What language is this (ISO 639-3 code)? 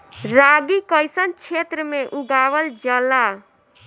bho